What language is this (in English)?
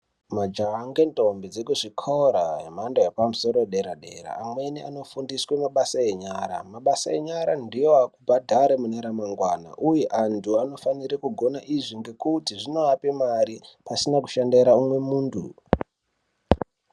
Ndau